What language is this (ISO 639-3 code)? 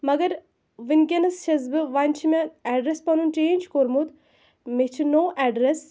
kas